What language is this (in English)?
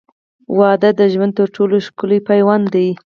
Pashto